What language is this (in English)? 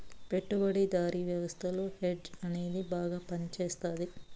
Telugu